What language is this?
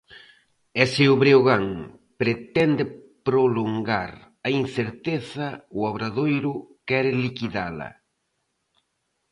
Galician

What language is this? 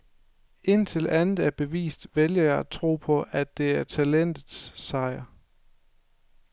Danish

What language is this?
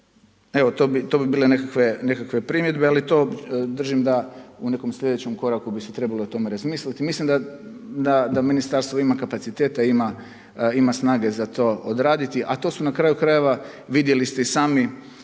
Croatian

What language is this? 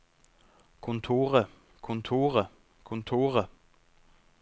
Norwegian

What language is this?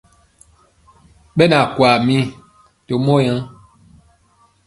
Mpiemo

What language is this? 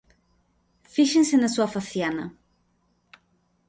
Galician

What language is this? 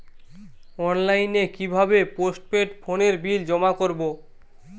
Bangla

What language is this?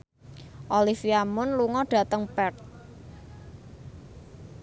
Javanese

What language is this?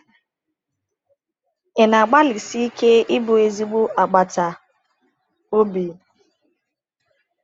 Igbo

